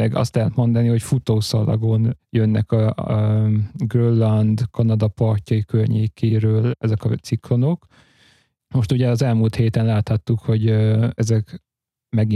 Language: Hungarian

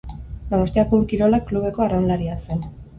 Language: Basque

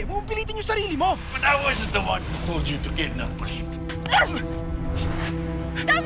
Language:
Filipino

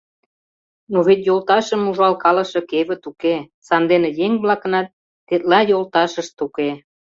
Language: Mari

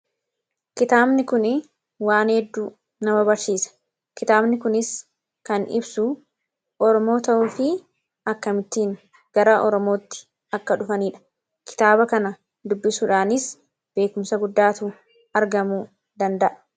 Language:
Oromo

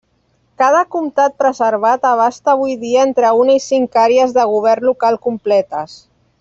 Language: Catalan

